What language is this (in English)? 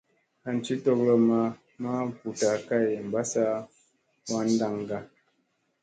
Musey